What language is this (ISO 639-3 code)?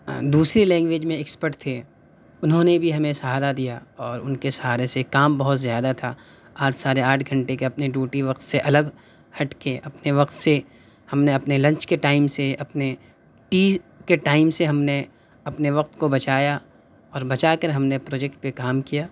urd